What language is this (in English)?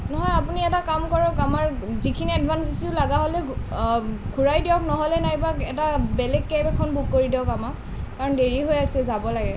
Assamese